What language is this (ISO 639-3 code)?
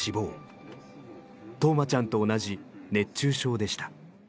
jpn